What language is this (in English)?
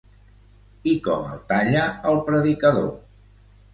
Catalan